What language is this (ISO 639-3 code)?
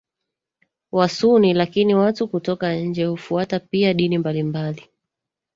swa